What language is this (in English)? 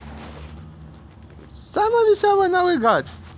Russian